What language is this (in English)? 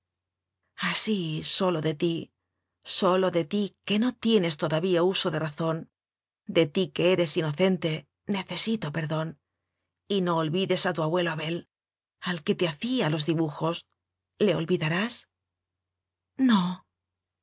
Spanish